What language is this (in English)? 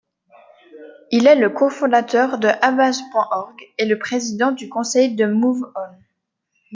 French